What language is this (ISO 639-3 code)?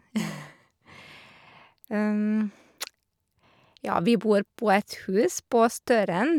nor